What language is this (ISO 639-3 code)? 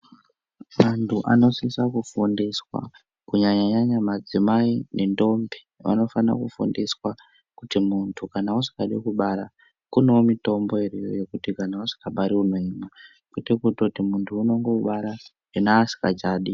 ndc